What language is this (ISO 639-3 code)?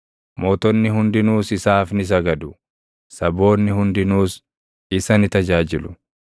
orm